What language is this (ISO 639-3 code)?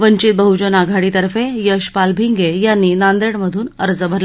mar